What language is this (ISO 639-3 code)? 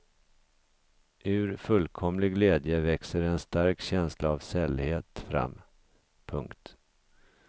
swe